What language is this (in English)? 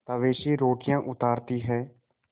Hindi